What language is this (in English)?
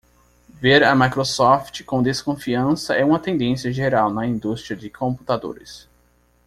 Portuguese